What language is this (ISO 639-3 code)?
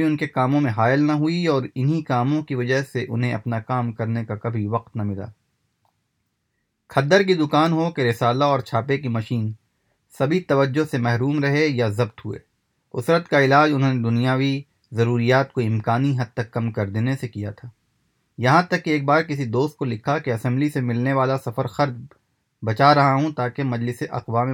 urd